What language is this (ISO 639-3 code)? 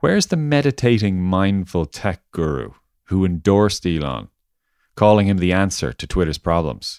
eng